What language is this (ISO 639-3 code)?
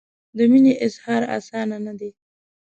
pus